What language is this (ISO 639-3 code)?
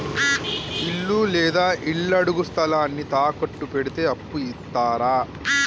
tel